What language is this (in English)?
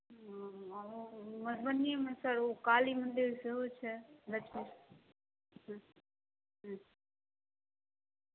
Maithili